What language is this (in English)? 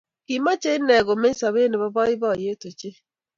Kalenjin